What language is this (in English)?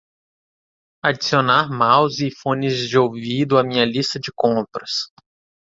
Portuguese